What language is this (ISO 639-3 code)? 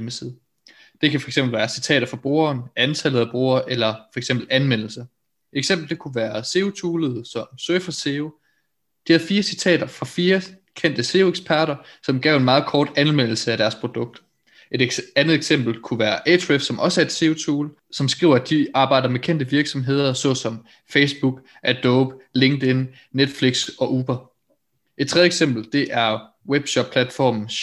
dan